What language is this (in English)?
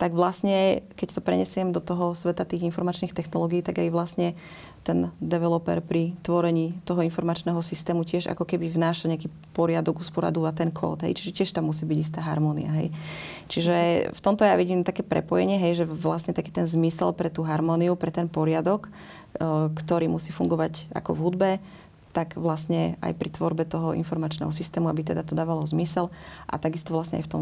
Slovak